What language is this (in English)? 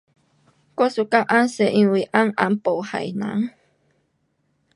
Pu-Xian Chinese